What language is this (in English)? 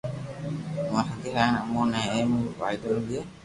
Loarki